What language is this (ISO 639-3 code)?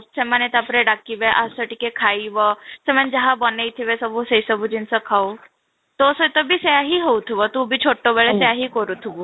ori